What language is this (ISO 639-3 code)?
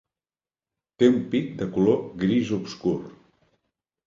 cat